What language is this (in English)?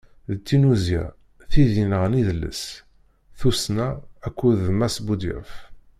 Kabyle